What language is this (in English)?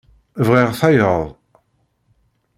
Kabyle